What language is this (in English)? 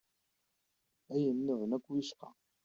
Kabyle